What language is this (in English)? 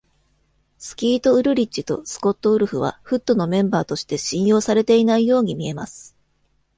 Japanese